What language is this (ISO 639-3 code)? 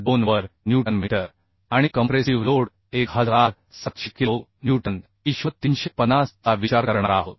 mar